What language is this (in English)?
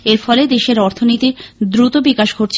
Bangla